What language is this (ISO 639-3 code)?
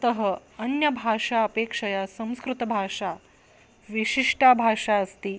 san